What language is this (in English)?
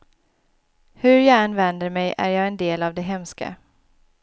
Swedish